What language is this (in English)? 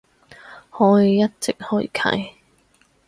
Cantonese